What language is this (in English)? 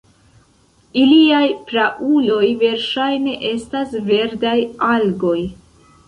Esperanto